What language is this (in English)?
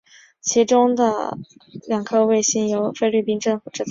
Chinese